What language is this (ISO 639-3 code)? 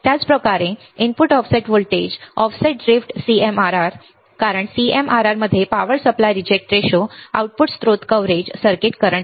mar